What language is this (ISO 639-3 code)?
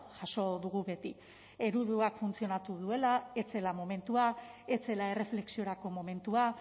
eus